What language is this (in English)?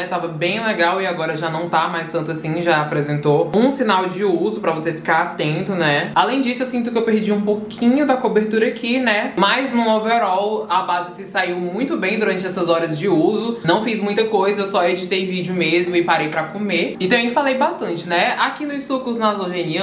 Portuguese